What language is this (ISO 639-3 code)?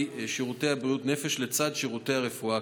heb